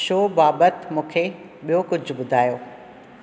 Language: Sindhi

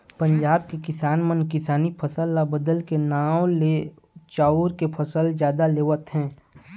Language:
Chhattisgarhi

